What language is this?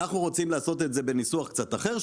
Hebrew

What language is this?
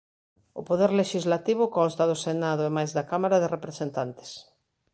Galician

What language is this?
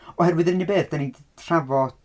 Welsh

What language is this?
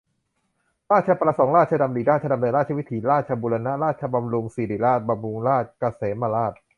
Thai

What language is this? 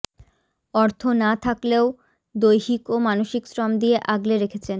Bangla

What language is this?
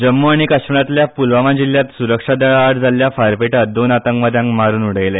Konkani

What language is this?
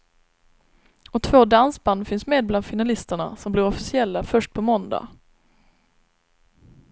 Swedish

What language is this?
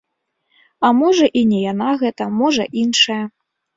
Belarusian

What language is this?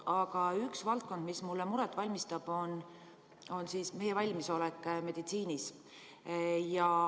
Estonian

